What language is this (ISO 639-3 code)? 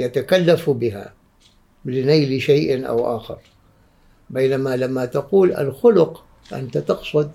ara